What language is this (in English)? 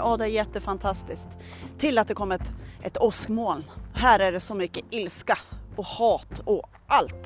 Swedish